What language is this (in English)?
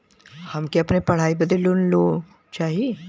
Bhojpuri